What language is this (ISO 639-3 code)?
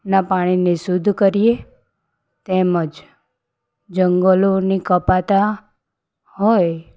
guj